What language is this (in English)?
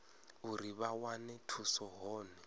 Venda